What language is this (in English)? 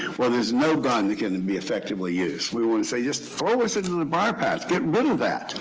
English